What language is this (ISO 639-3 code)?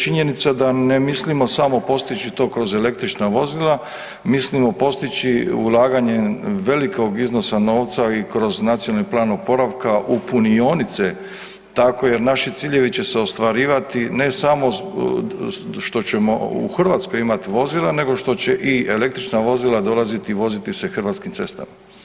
hrv